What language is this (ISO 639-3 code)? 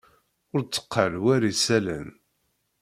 kab